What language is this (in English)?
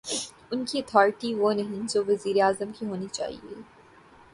Urdu